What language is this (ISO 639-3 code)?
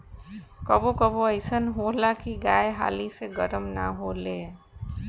bho